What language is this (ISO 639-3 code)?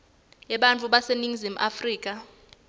ssw